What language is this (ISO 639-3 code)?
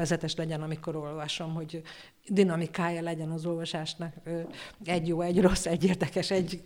hun